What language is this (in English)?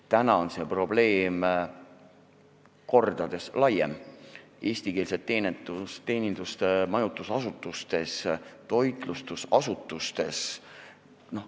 Estonian